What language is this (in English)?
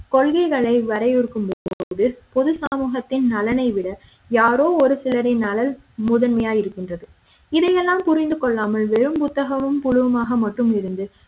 Tamil